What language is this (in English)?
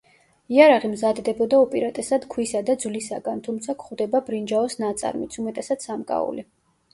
Georgian